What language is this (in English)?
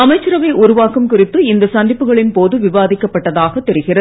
Tamil